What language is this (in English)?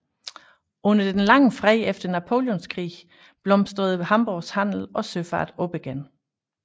Danish